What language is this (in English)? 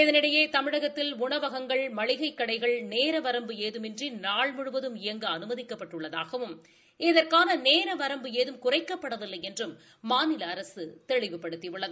Tamil